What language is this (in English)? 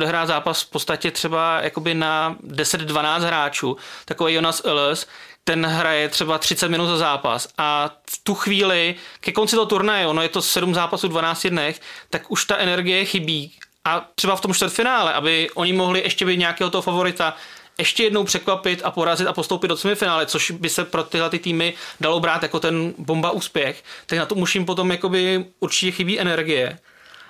Czech